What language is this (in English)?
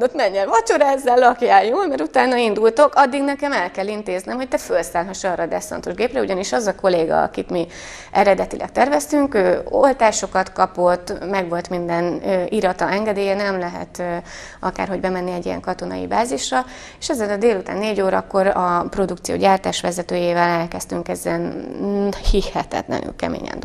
Hungarian